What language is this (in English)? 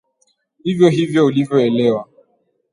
Swahili